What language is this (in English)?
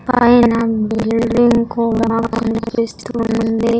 Telugu